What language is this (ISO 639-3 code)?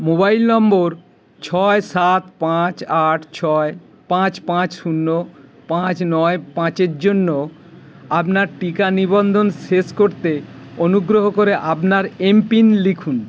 ben